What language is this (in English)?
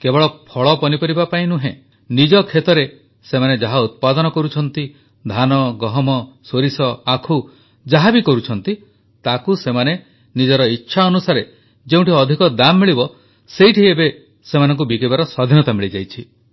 Odia